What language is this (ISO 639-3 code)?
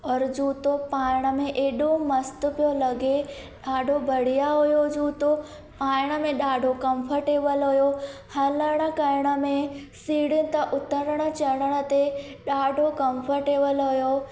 snd